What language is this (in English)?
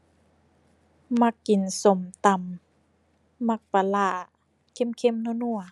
Thai